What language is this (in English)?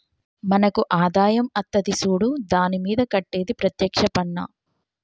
Telugu